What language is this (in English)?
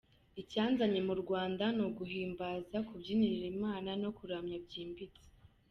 Kinyarwanda